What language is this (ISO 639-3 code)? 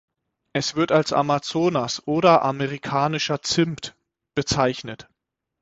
deu